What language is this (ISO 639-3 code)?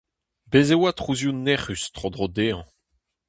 bre